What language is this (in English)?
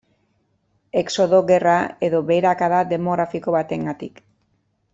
Basque